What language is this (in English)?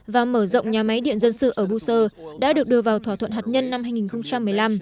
Vietnamese